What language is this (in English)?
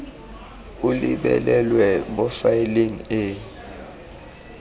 Tswana